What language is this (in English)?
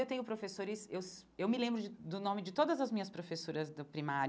Portuguese